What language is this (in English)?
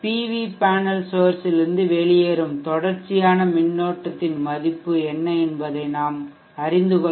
Tamil